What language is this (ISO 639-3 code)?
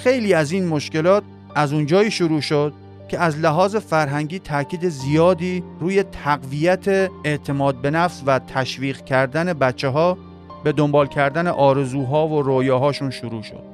fas